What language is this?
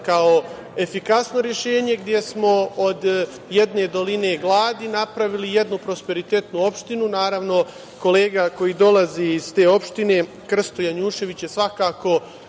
Serbian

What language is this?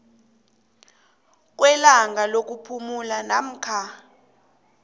South Ndebele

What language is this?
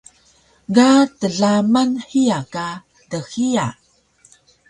Taroko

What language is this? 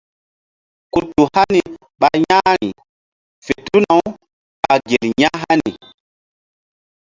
Mbum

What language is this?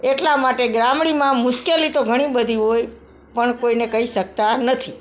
Gujarati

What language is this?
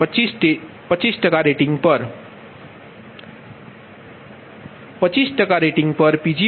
Gujarati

